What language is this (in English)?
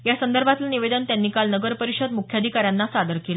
Marathi